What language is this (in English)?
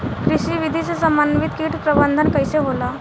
Bhojpuri